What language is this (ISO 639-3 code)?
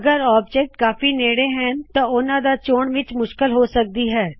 pan